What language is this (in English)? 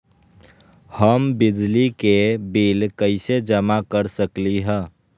Magahi